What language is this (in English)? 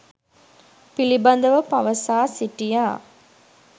Sinhala